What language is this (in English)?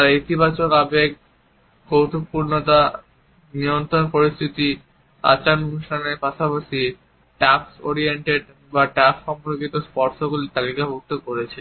Bangla